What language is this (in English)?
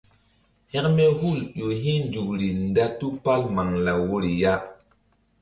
Mbum